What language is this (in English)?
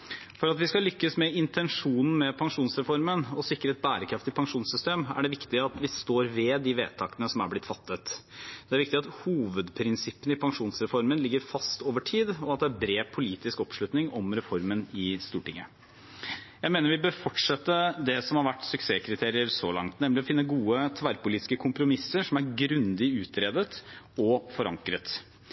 Norwegian Bokmål